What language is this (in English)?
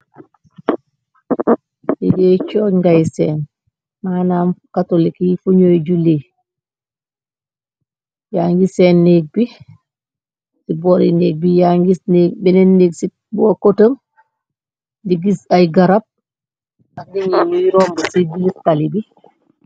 Wolof